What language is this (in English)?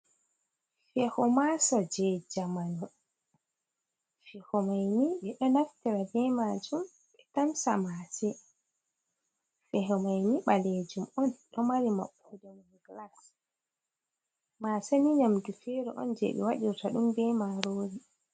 Fula